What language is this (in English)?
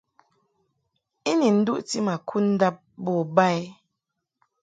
Mungaka